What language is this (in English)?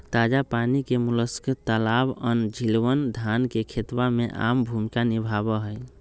Magahi